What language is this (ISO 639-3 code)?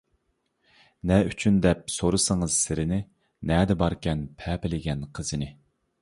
uig